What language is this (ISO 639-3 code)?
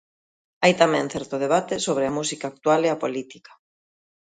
glg